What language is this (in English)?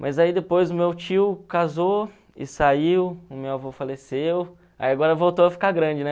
Portuguese